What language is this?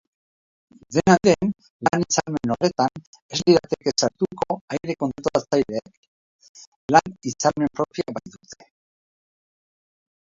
Basque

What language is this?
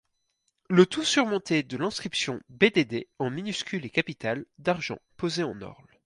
French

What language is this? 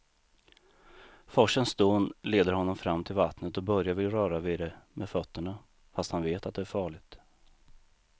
Swedish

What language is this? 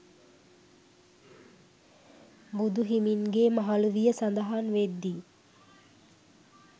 Sinhala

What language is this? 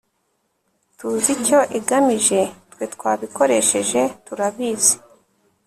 Kinyarwanda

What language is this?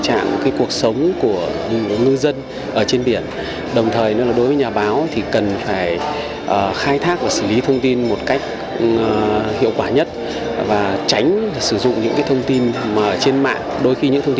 Vietnamese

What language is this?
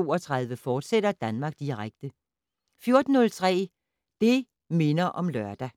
Danish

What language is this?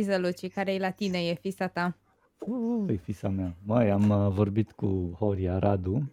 Romanian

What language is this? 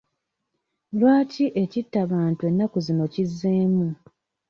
Ganda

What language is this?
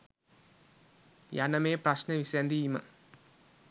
Sinhala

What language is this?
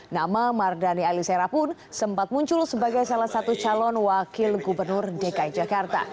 Indonesian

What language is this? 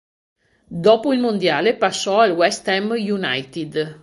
Italian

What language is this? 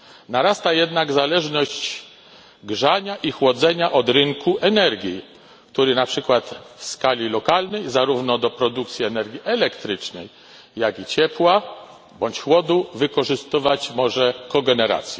Polish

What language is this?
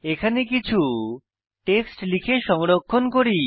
Bangla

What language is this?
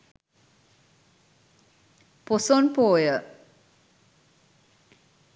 Sinhala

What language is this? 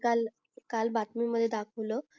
Marathi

